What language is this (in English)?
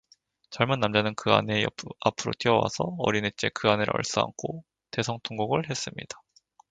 Korean